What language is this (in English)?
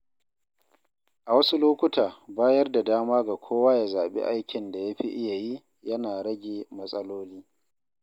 Hausa